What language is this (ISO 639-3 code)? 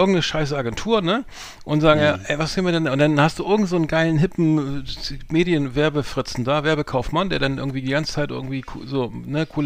deu